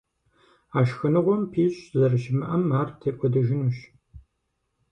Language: Kabardian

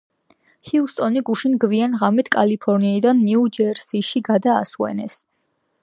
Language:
Georgian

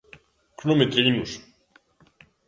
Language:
Galician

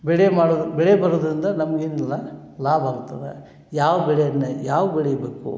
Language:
Kannada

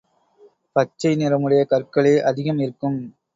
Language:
Tamil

